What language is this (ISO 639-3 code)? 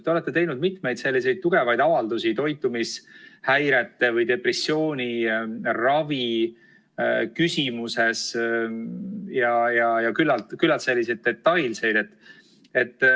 est